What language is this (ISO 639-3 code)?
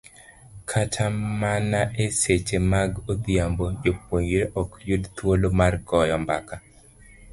luo